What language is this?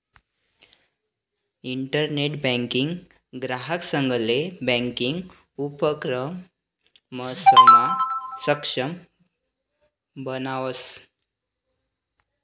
Marathi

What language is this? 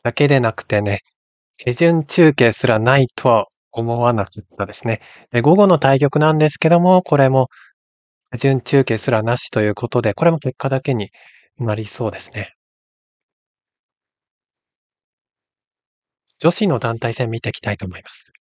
Japanese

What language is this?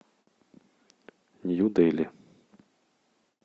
Russian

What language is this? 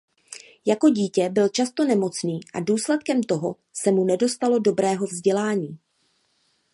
Czech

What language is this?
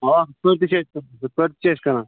Kashmiri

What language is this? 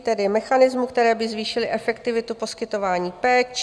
Czech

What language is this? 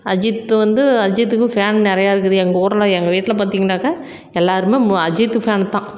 Tamil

